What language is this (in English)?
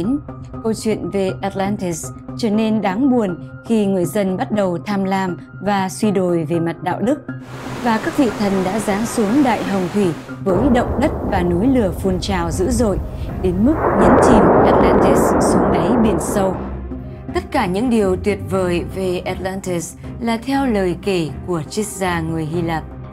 Vietnamese